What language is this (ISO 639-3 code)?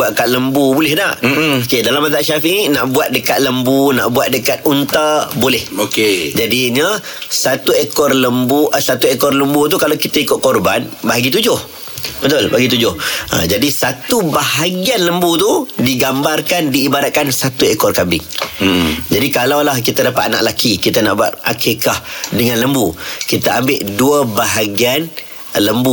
msa